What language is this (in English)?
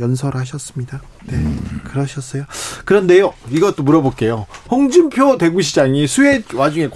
Korean